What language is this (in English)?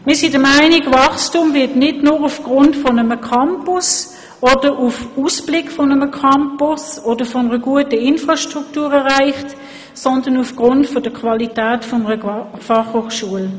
Swiss German